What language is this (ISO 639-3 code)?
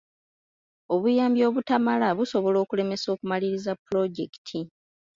lug